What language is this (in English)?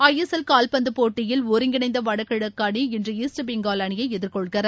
Tamil